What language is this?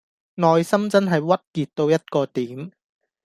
Cantonese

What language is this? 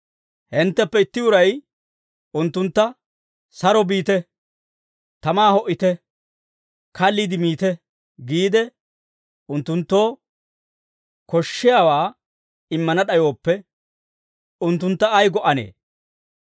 Dawro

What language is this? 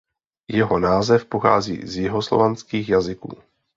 Czech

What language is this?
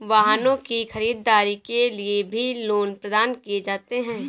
Hindi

